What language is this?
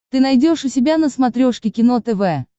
Russian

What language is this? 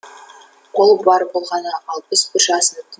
Kazakh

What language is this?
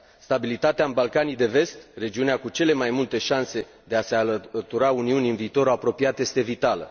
Romanian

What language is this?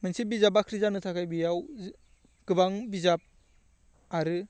Bodo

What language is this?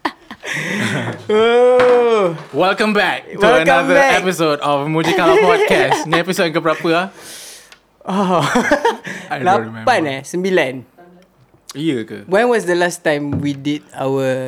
Malay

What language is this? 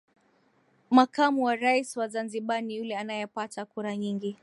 Swahili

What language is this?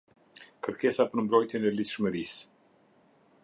Albanian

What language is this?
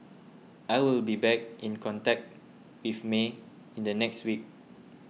English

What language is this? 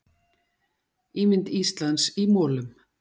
Icelandic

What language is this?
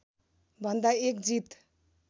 Nepali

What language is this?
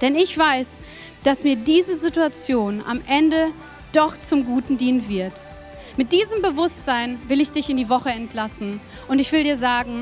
German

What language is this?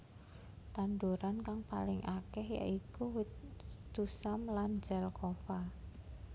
Javanese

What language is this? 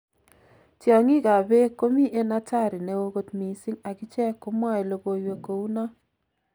Kalenjin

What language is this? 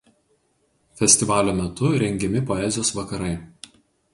Lithuanian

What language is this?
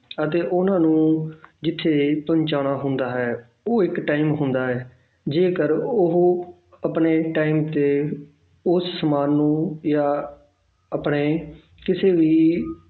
Punjabi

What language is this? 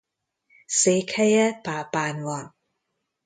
Hungarian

